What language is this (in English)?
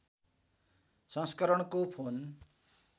Nepali